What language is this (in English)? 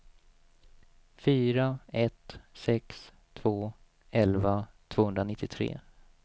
Swedish